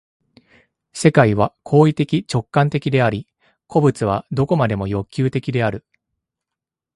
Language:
Japanese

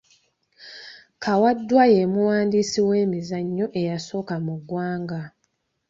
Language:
Ganda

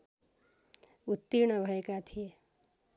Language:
Nepali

